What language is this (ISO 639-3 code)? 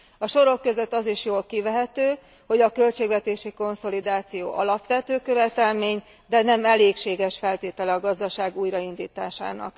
hun